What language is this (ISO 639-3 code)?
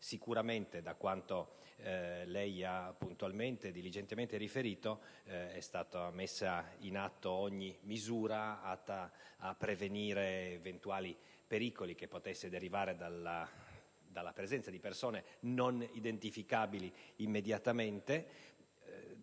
ita